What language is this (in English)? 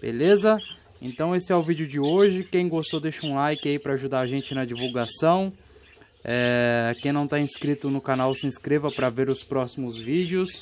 Portuguese